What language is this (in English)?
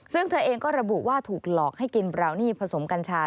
Thai